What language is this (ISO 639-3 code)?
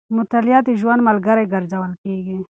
pus